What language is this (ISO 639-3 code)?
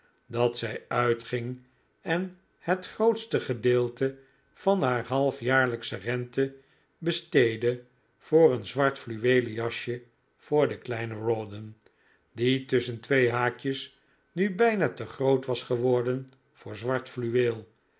nld